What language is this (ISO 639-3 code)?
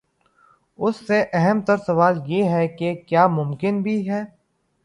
urd